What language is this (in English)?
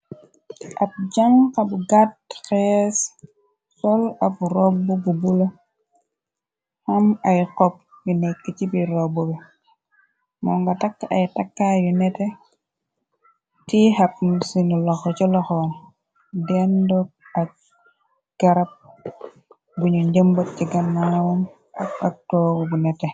Wolof